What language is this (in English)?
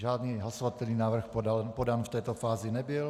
Czech